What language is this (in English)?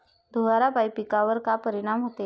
Marathi